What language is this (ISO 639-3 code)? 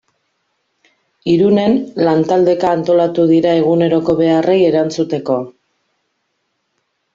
eus